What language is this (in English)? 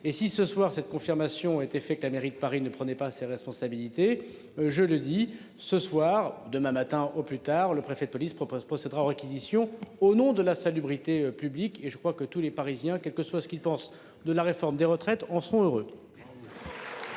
French